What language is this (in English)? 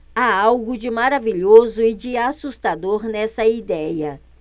Portuguese